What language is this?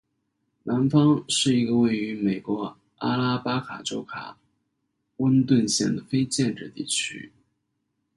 Chinese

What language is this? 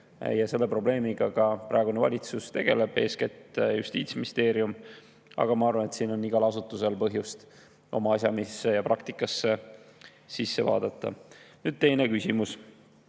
Estonian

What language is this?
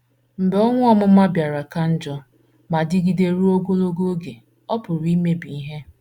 Igbo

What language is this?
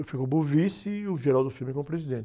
Portuguese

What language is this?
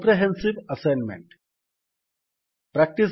Odia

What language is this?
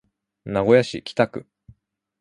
Japanese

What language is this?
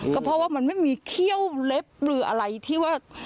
Thai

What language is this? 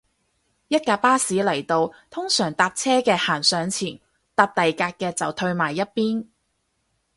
Cantonese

